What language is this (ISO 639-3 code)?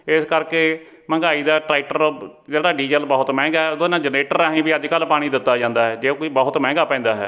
pan